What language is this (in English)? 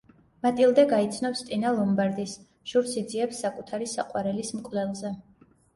Georgian